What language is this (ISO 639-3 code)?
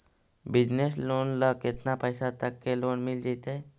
mag